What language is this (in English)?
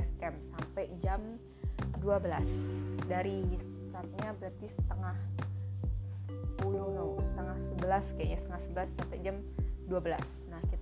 Indonesian